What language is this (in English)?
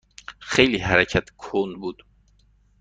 Persian